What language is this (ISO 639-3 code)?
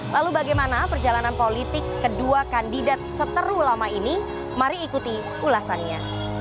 ind